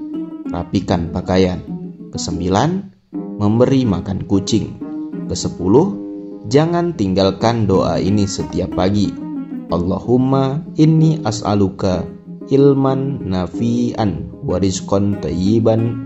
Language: Indonesian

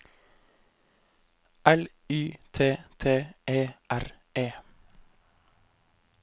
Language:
Norwegian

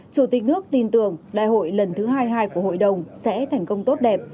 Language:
Vietnamese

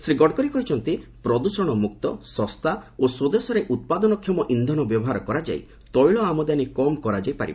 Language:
Odia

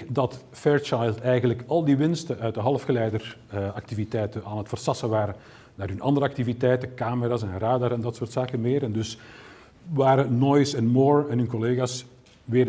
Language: Dutch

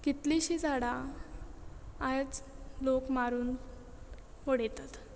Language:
Konkani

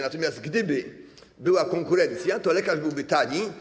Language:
Polish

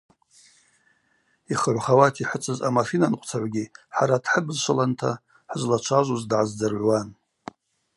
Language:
Abaza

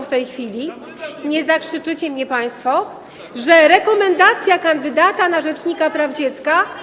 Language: Polish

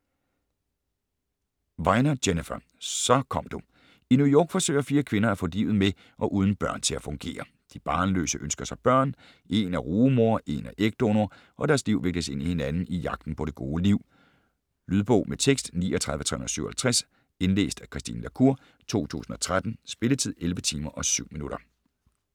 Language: Danish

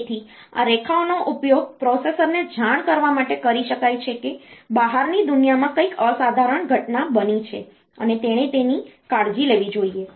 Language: Gujarati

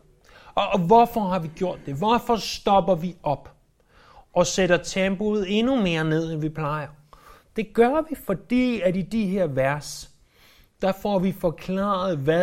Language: Danish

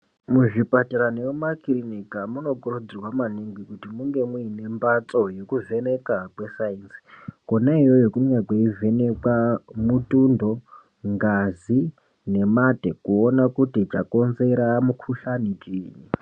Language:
Ndau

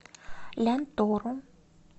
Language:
Russian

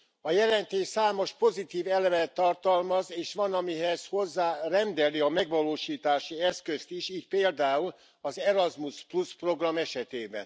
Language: Hungarian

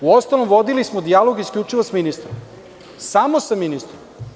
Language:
Serbian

